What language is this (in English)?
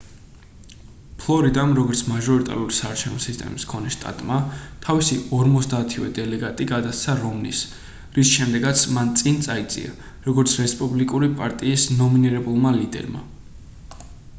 Georgian